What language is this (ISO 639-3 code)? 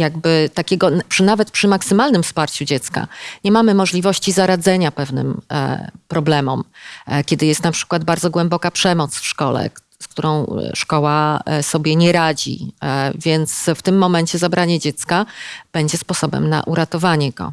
pol